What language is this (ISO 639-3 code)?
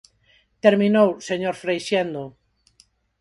glg